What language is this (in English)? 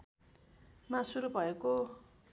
Nepali